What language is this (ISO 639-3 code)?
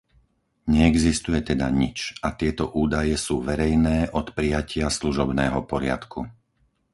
slk